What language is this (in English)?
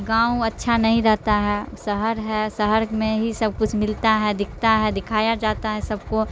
Urdu